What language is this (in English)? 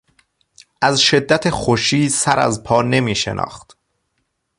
Persian